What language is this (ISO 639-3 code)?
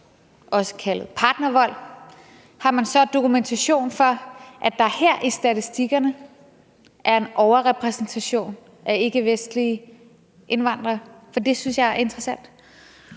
dan